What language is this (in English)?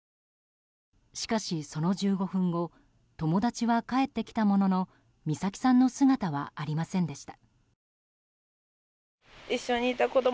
Japanese